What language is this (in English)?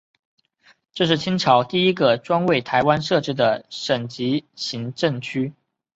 Chinese